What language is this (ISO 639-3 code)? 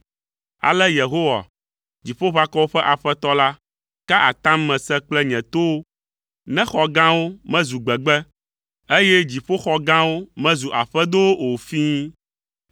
ewe